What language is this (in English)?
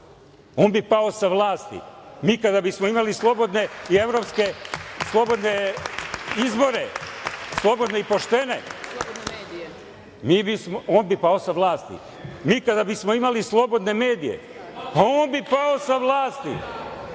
Serbian